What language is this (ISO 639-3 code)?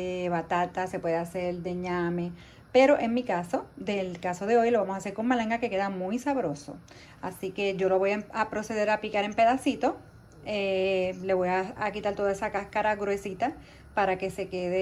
spa